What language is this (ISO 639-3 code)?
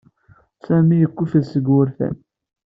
kab